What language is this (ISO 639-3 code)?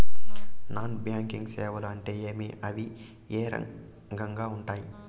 tel